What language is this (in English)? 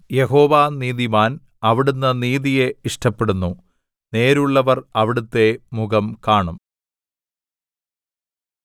Malayalam